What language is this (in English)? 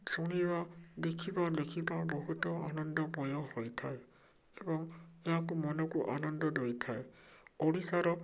Odia